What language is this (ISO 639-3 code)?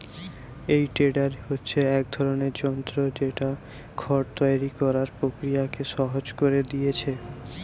ben